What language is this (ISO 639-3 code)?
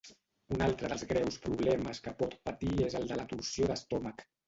cat